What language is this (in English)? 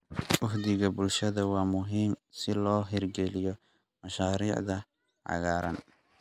Somali